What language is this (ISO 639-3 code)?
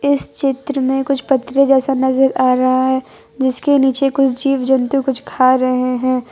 hin